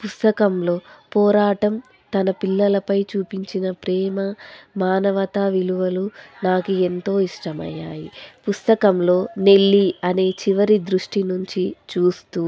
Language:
Telugu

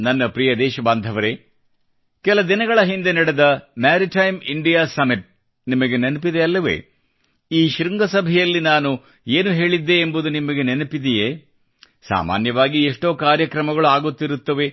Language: Kannada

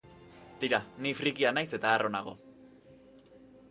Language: Basque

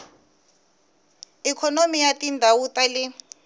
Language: Tsonga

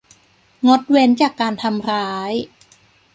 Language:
Thai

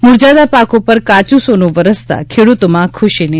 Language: Gujarati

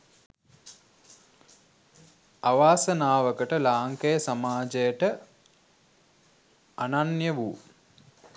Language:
Sinhala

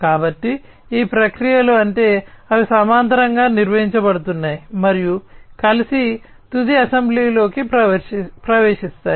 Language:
Telugu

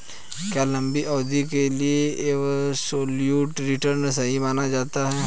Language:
Hindi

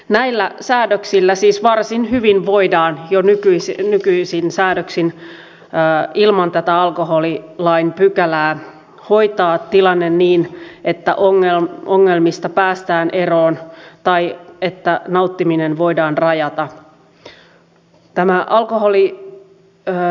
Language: Finnish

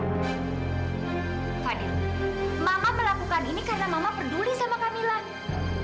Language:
Indonesian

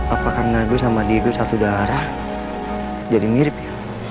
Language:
Indonesian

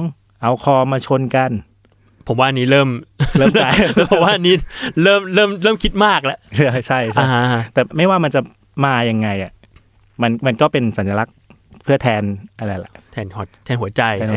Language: Thai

